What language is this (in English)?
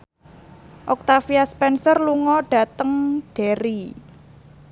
Javanese